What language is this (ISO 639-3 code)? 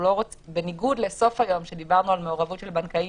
heb